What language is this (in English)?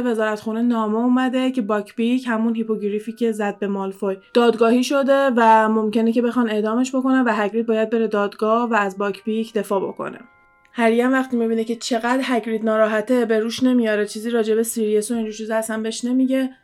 Persian